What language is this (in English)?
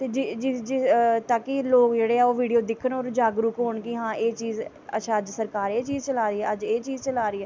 Dogri